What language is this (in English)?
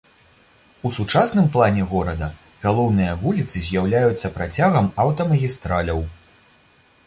Belarusian